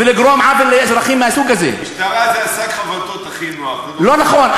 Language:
Hebrew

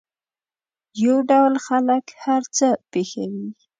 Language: Pashto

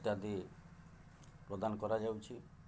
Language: Odia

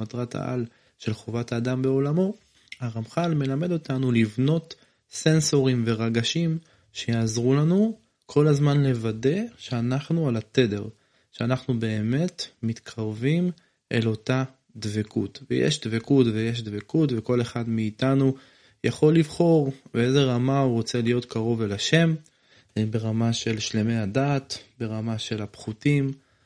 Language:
Hebrew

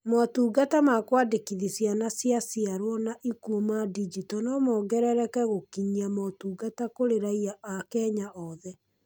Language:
Kikuyu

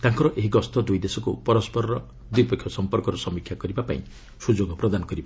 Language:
Odia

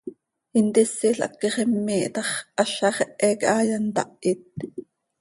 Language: Seri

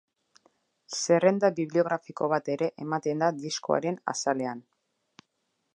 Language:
Basque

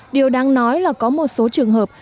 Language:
Vietnamese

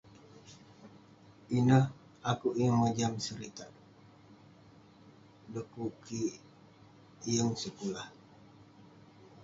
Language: Western Penan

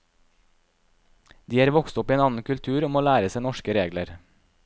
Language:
Norwegian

